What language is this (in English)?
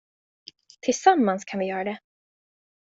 Swedish